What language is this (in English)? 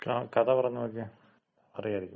Malayalam